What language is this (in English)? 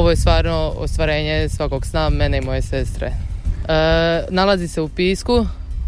Croatian